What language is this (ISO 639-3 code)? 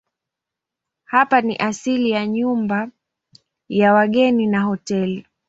swa